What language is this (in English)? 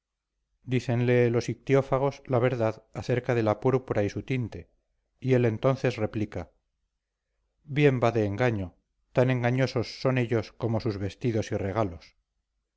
Spanish